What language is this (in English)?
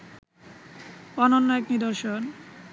Bangla